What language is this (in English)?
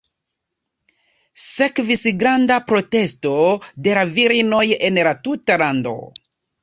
Esperanto